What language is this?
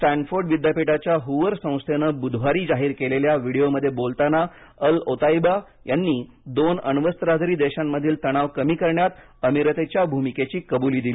Marathi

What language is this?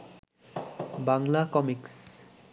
Bangla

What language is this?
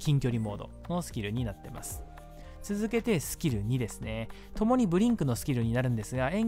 Japanese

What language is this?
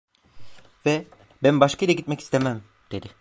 Turkish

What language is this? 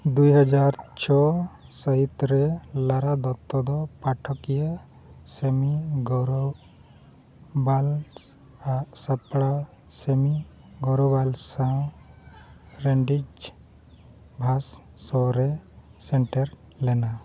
Santali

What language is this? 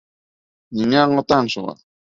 Bashkir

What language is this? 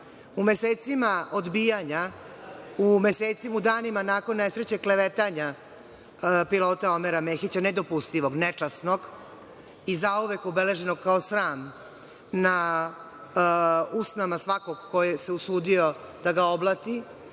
Serbian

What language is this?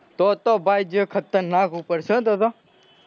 Gujarati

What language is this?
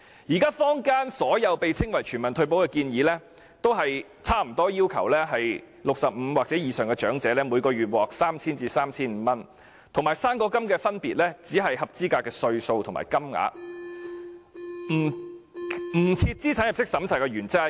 Cantonese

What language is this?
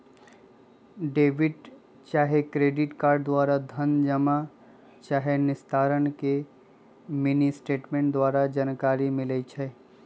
Magahi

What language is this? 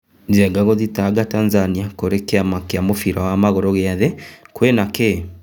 Kikuyu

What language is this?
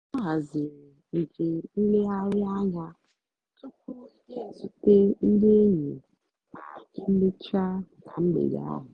Igbo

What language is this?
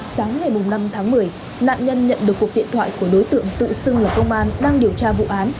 Vietnamese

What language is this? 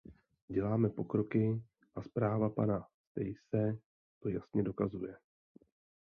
Czech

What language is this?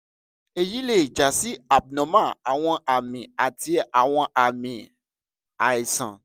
Yoruba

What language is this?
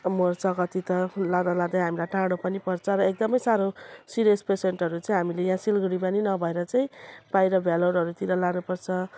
Nepali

